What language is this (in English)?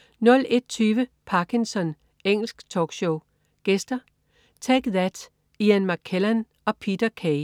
Danish